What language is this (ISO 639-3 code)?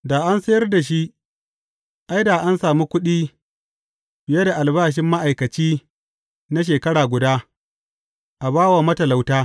hau